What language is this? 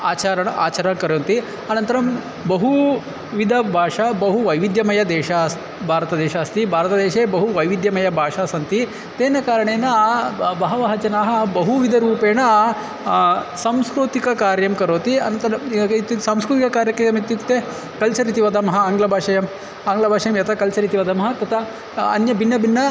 Sanskrit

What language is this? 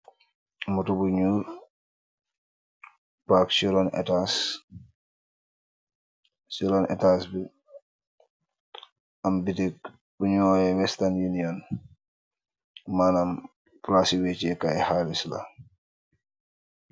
Wolof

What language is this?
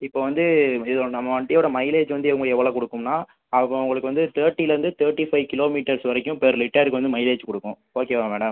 Tamil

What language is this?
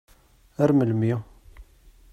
Kabyle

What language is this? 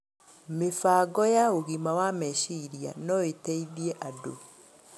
Kikuyu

